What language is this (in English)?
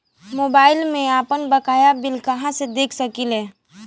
Bhojpuri